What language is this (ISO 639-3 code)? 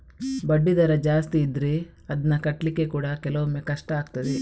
kan